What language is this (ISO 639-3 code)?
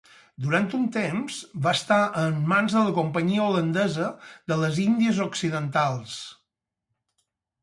cat